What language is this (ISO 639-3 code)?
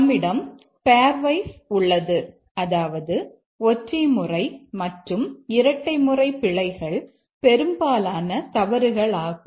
tam